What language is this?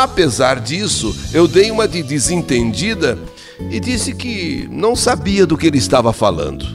Portuguese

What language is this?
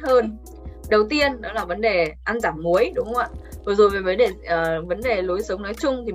Vietnamese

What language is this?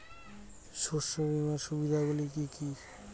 Bangla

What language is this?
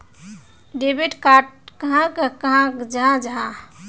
Magahi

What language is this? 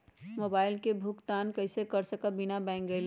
Magahi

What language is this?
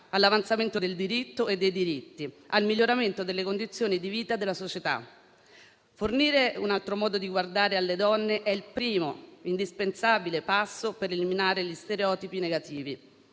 Italian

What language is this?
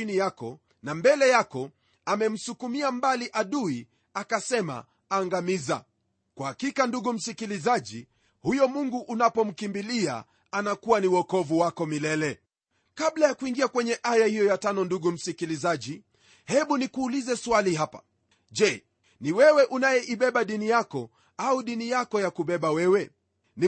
Swahili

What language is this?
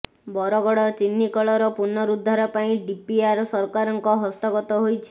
Odia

